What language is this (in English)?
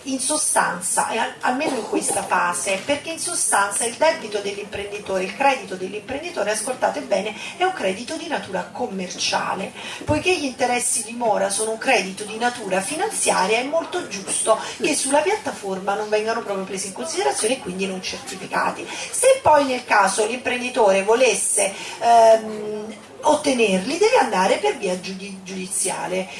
Italian